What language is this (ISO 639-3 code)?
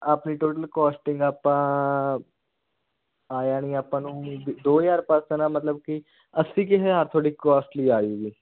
pan